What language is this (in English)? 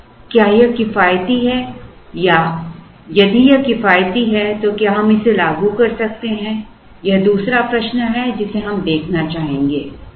Hindi